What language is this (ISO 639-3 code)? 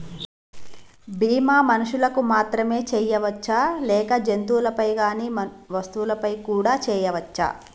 tel